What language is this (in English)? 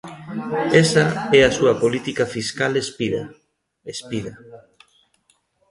Galician